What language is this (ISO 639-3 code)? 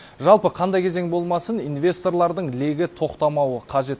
kaz